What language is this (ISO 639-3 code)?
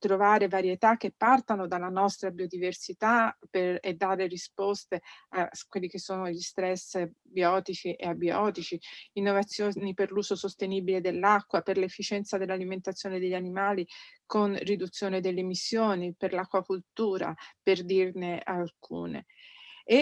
ita